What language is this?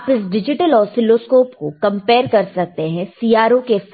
Hindi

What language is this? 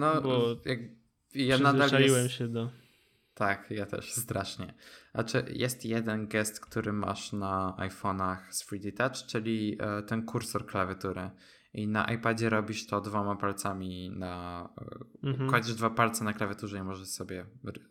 Polish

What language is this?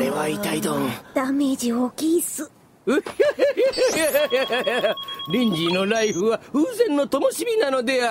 Japanese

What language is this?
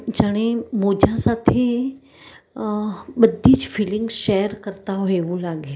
Gujarati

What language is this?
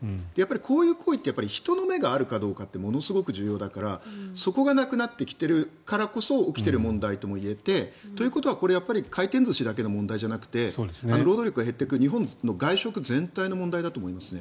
Japanese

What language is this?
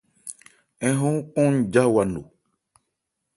Ebrié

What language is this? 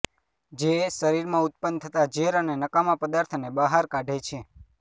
Gujarati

